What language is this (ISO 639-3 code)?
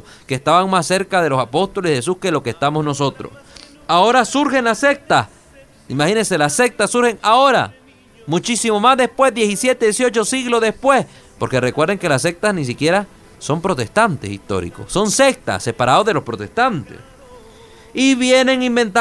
spa